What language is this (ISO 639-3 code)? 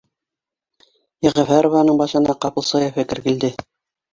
bak